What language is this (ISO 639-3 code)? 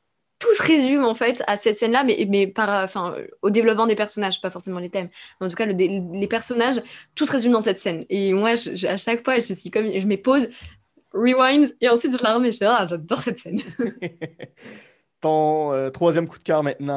fra